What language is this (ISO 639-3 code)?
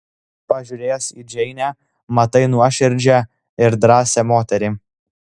lit